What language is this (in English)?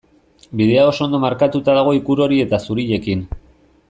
Basque